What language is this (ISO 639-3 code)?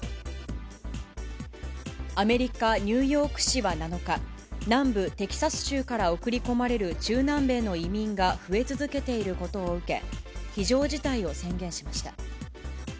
jpn